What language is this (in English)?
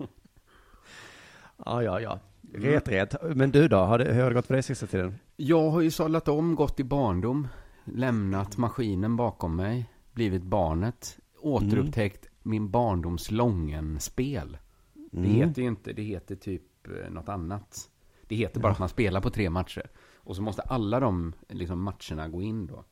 Swedish